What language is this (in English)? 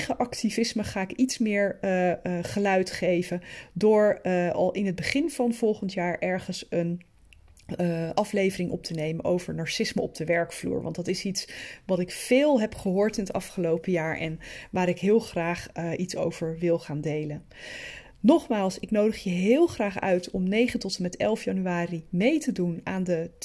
Dutch